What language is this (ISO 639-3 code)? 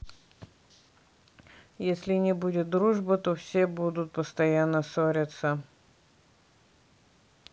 rus